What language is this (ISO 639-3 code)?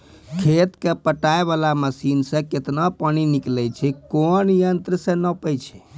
mai